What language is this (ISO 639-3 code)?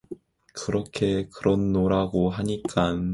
kor